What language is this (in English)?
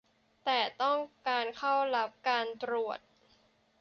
Thai